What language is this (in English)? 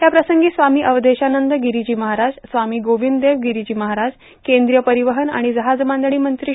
Marathi